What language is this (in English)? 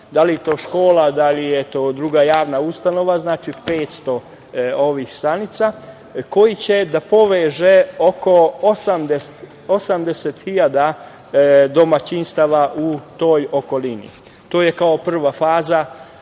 Serbian